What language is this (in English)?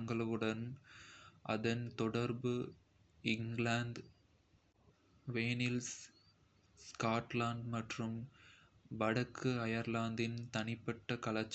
Kota (India)